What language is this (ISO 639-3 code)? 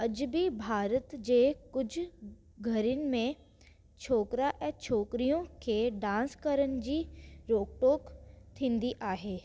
snd